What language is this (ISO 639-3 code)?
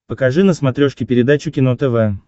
rus